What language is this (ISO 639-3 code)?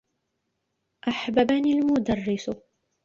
ara